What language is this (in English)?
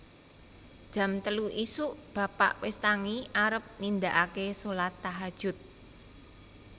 Javanese